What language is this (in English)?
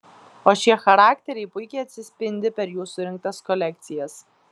Lithuanian